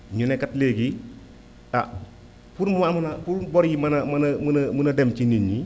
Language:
Wolof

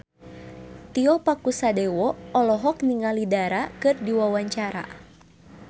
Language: Sundanese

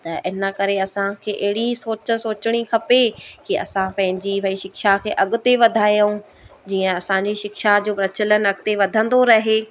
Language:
Sindhi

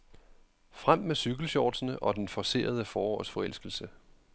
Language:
Danish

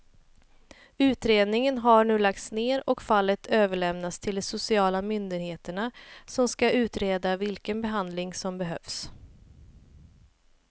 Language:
Swedish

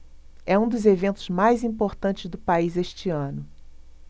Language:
Portuguese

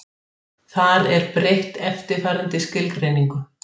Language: Icelandic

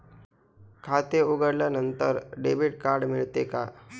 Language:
Marathi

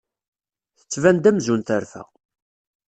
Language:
Kabyle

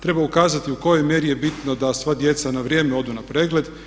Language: Croatian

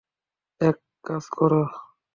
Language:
Bangla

